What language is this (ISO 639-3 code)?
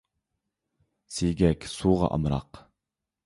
uig